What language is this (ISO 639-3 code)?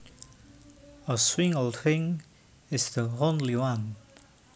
jav